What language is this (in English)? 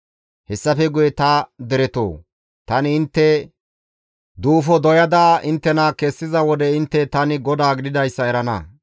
Gamo